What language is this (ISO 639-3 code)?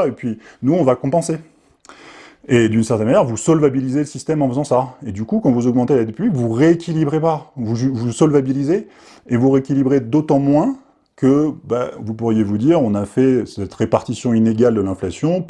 fra